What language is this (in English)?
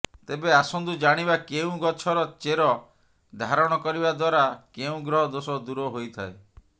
Odia